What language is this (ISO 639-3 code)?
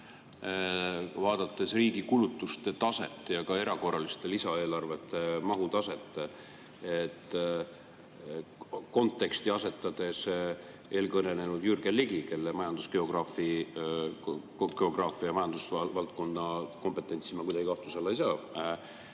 est